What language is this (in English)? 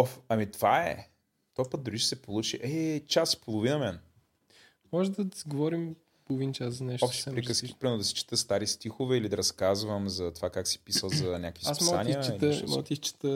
Bulgarian